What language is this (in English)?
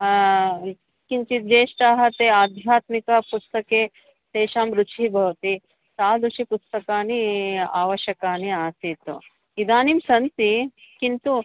Sanskrit